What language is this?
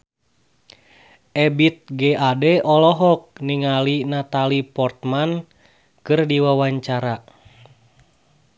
Sundanese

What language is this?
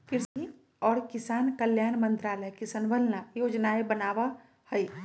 Magahi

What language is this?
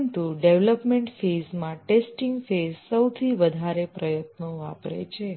Gujarati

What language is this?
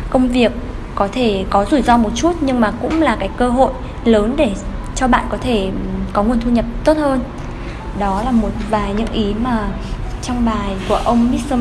Vietnamese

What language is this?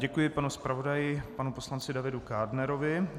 Czech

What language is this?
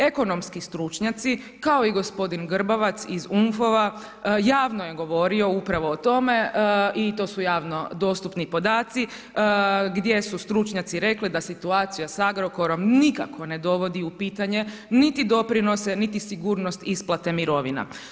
Croatian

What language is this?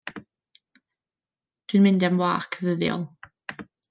Welsh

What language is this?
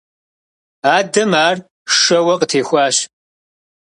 Kabardian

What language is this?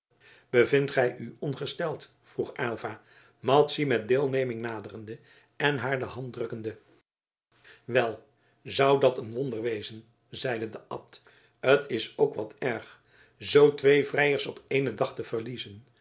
Dutch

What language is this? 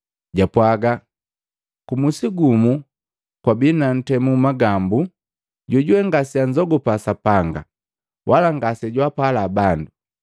Matengo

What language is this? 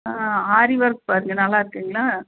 Tamil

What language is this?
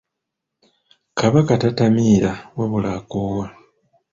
Ganda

